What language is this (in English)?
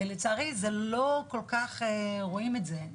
Hebrew